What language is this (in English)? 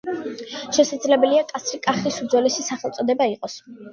Georgian